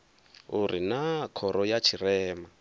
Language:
Venda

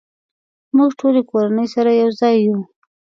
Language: Pashto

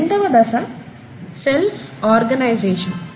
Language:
Telugu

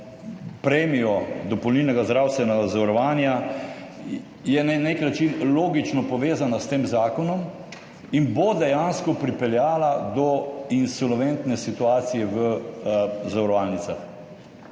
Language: Slovenian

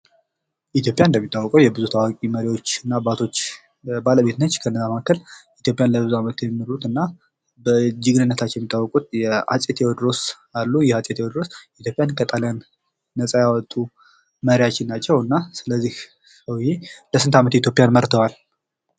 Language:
Amharic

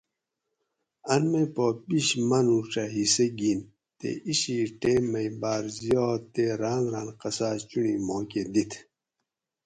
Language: Gawri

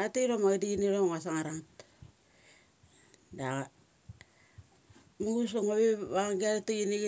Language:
Mali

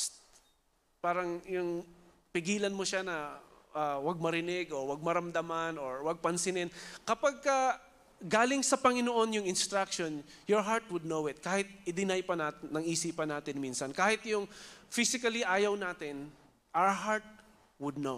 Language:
Filipino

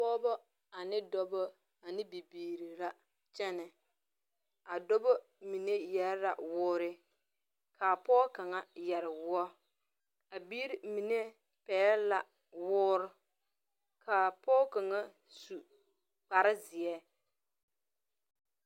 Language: Southern Dagaare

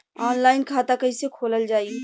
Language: Bhojpuri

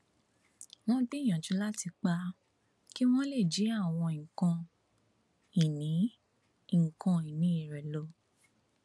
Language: Yoruba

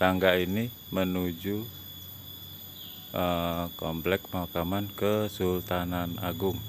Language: Indonesian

